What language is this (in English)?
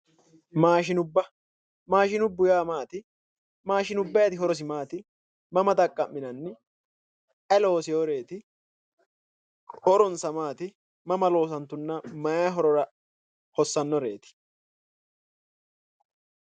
Sidamo